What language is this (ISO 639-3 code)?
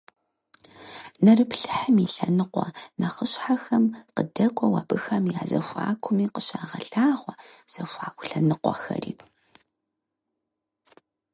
kbd